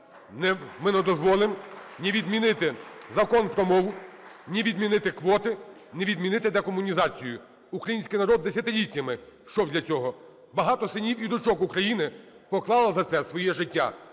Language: Ukrainian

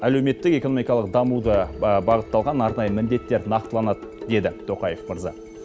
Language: Kazakh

